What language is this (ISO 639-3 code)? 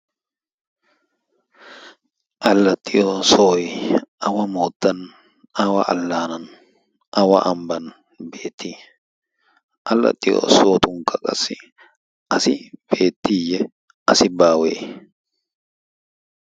wal